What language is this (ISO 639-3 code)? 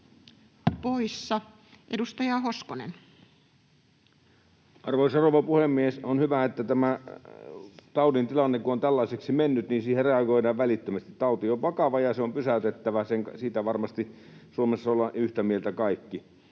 fin